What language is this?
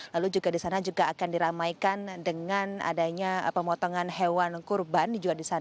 Indonesian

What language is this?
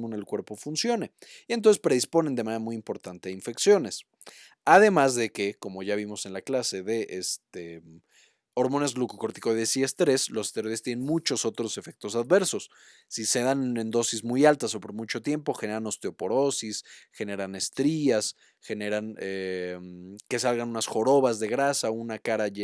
Spanish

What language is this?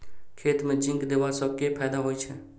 Maithili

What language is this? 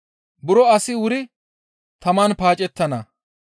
Gamo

